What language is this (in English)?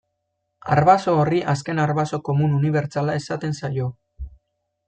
Basque